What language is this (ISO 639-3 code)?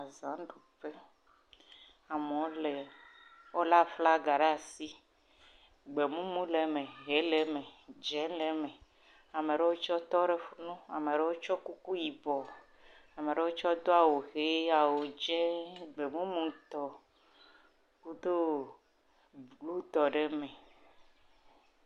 ewe